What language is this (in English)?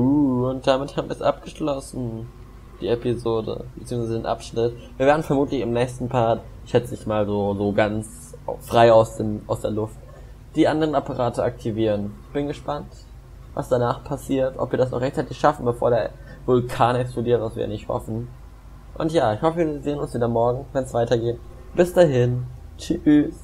German